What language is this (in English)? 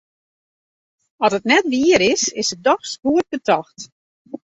Western Frisian